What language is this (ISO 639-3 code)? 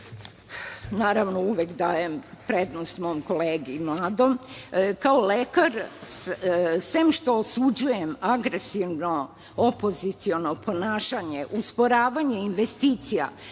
srp